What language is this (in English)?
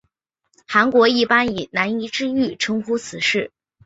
Chinese